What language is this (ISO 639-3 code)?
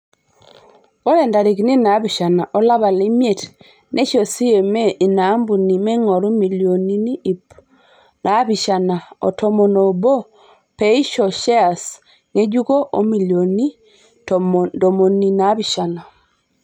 mas